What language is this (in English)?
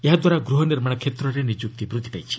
Odia